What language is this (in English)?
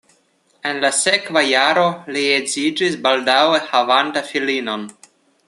Esperanto